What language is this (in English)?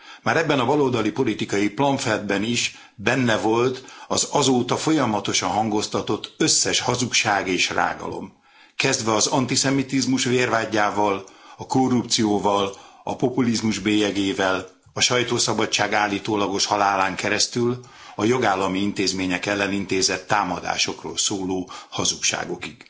Hungarian